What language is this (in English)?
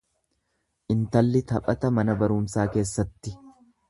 Oromo